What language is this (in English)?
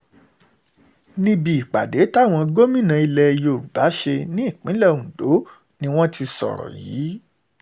Yoruba